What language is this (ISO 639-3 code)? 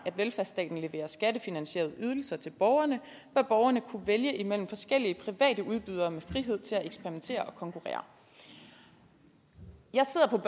dan